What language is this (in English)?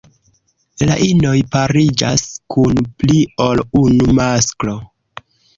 Esperanto